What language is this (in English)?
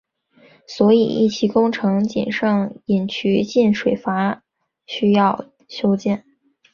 Chinese